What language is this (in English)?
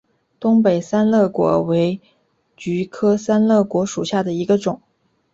Chinese